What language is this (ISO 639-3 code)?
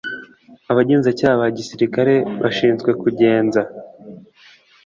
kin